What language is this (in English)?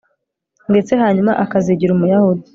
Kinyarwanda